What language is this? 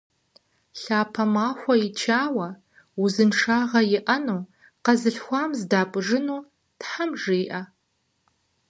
Kabardian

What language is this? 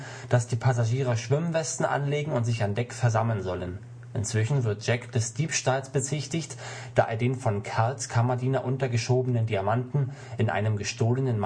German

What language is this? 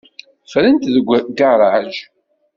Kabyle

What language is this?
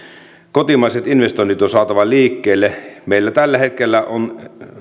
Finnish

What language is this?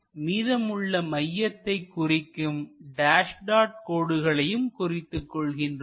Tamil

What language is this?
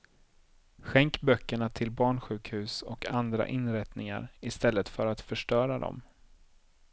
Swedish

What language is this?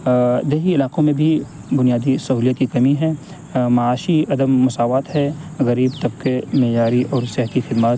Urdu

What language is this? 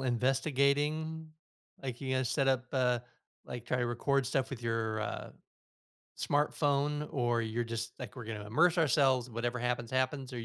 English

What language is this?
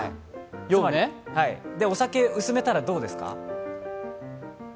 Japanese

